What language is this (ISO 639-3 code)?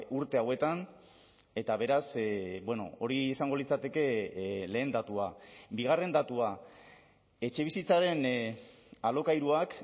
eus